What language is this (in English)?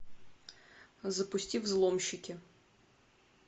Russian